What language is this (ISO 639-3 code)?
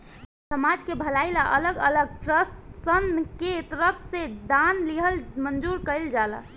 bho